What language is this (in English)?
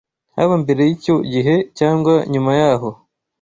Kinyarwanda